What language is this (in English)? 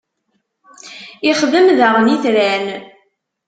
Kabyle